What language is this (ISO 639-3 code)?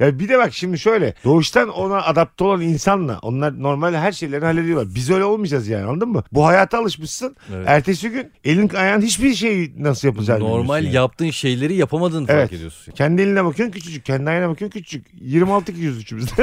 tur